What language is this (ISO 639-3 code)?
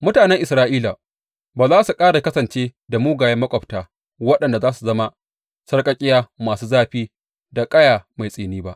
hau